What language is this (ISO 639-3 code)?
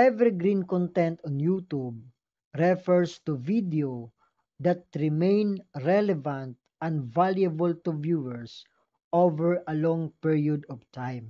fil